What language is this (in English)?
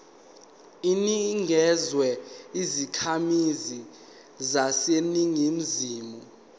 Zulu